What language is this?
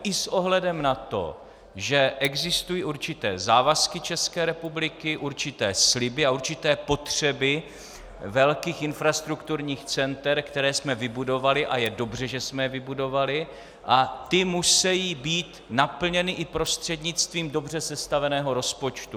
Czech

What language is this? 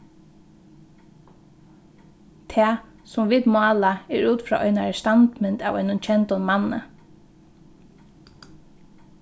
Faroese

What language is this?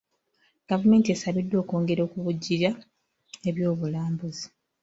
Ganda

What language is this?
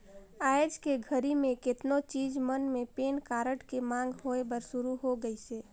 Chhattisgarhi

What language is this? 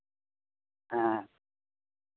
Santali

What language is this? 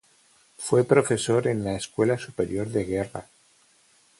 Spanish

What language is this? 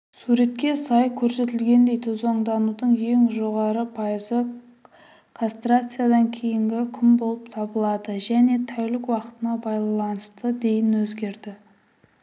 Kazakh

